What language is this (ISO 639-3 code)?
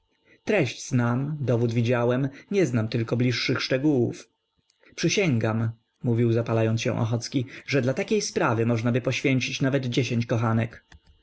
pol